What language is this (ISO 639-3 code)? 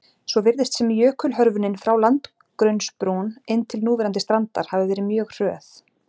isl